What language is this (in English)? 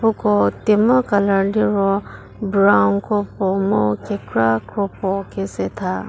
Angami Naga